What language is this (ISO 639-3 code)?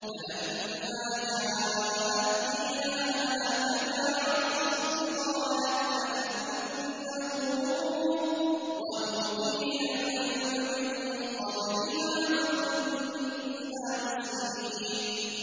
ara